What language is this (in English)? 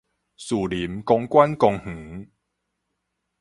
Min Nan Chinese